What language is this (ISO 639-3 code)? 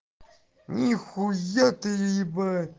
rus